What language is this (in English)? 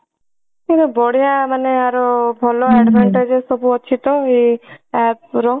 Odia